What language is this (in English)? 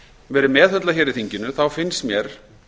Icelandic